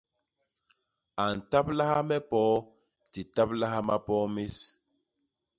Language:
Basaa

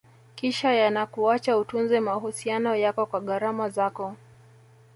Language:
Swahili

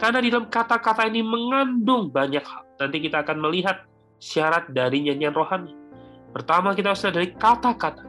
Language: Indonesian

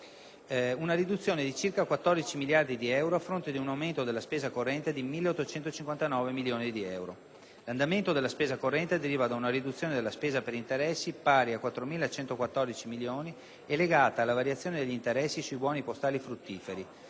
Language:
Italian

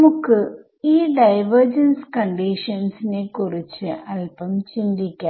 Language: Malayalam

